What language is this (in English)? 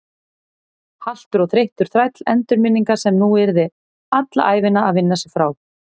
Icelandic